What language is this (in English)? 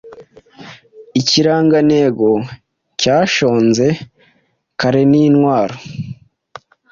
Kinyarwanda